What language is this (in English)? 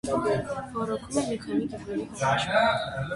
Armenian